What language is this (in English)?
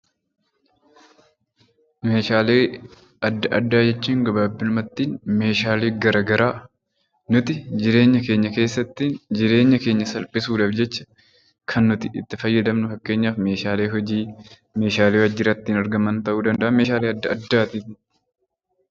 Oromo